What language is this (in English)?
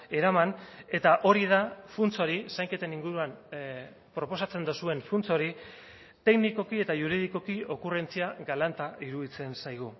Basque